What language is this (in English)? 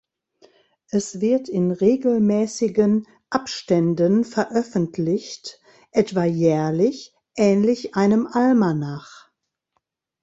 German